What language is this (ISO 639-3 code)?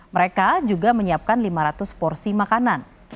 ind